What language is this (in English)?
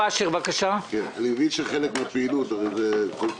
Hebrew